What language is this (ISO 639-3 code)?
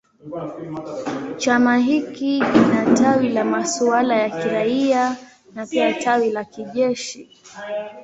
swa